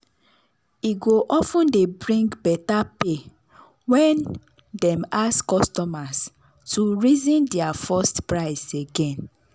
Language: Nigerian Pidgin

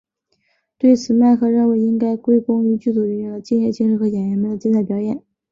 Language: Chinese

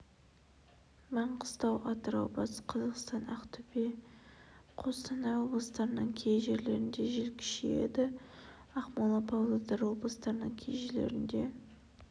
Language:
Kazakh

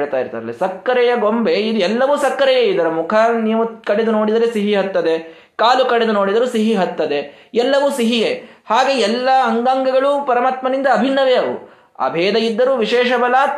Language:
Kannada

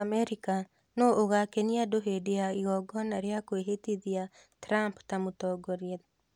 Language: Kikuyu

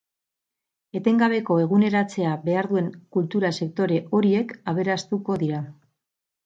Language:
Basque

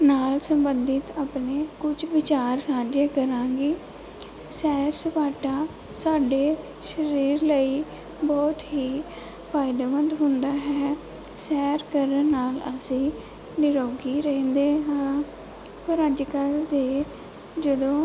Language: Punjabi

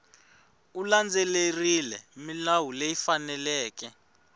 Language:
Tsonga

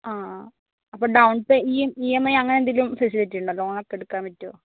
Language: Malayalam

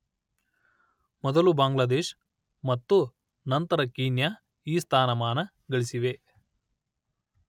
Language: Kannada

